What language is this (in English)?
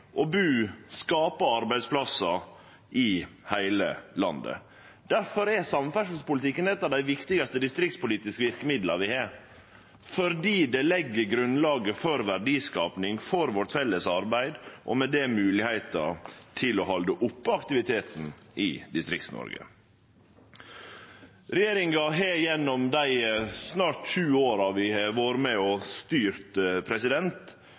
Norwegian Nynorsk